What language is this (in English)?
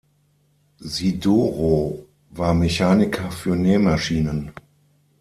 German